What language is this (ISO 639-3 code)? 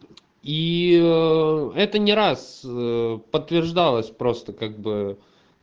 rus